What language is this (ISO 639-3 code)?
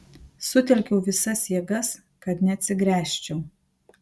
lit